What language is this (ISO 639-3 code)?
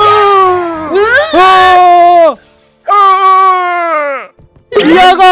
kor